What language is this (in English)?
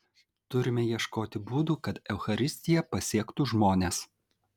Lithuanian